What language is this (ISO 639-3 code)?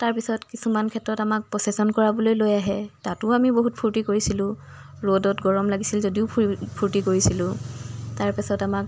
asm